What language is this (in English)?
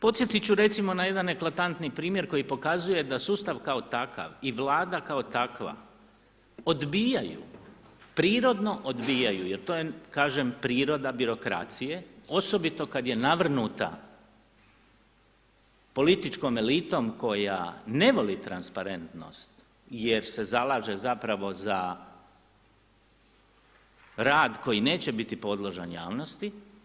Croatian